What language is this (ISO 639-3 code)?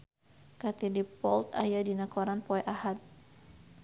sun